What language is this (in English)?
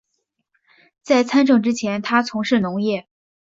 Chinese